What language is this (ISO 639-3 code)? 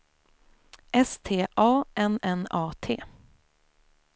swe